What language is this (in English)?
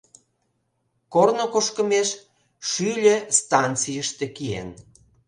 Mari